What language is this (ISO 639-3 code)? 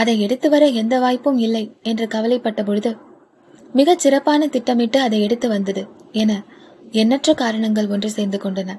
tam